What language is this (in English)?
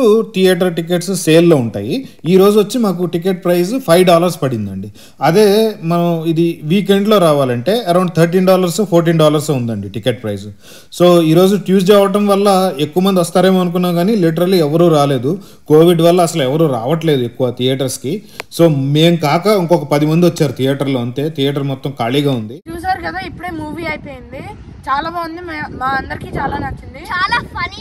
Hindi